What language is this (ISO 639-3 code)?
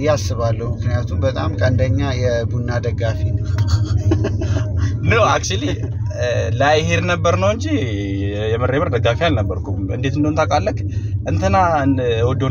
ara